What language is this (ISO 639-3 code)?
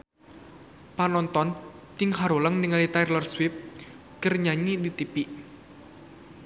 sun